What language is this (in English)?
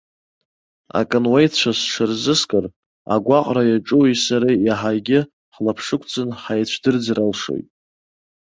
Abkhazian